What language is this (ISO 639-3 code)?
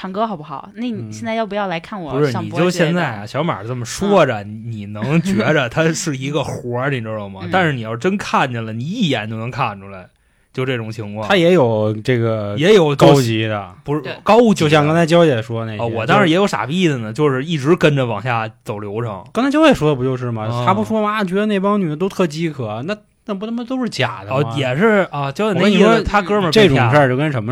zho